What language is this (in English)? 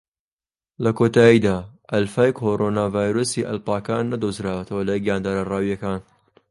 Central Kurdish